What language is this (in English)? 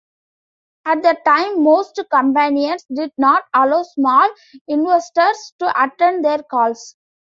English